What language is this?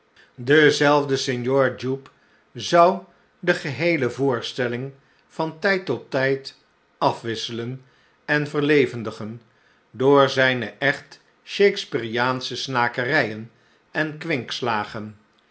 Dutch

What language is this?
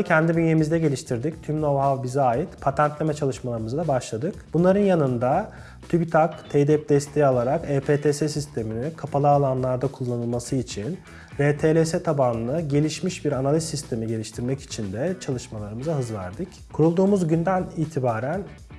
Turkish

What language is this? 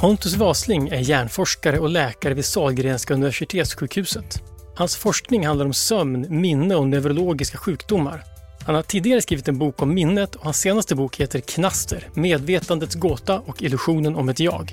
Swedish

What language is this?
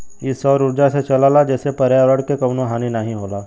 Bhojpuri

